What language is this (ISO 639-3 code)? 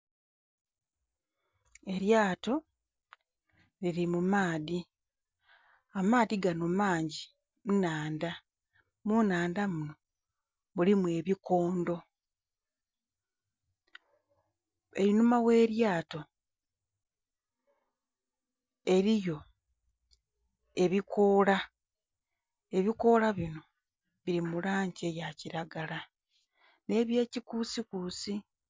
xog